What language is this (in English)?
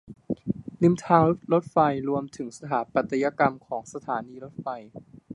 Thai